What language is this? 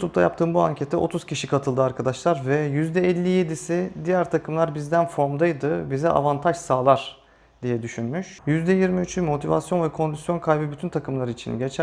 Turkish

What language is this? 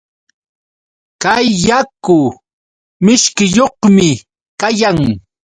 Yauyos Quechua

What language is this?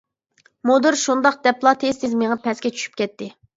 Uyghur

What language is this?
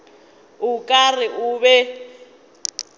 Northern Sotho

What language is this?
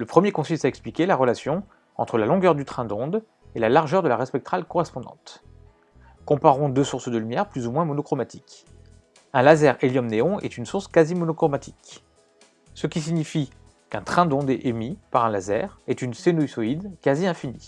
French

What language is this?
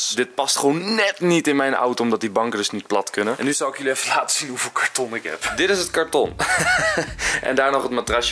Dutch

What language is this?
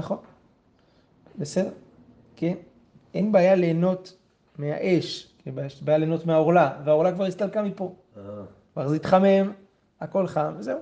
Hebrew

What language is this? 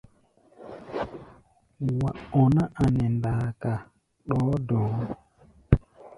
Gbaya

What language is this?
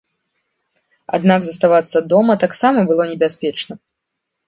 Belarusian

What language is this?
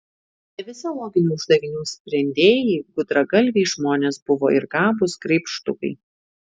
Lithuanian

